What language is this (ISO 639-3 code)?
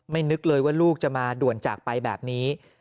tha